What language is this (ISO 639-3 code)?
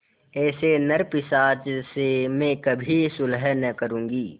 hin